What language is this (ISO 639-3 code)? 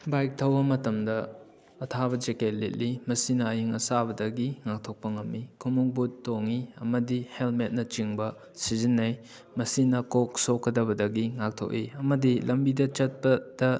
mni